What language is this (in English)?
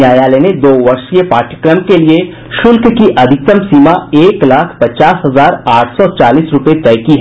Hindi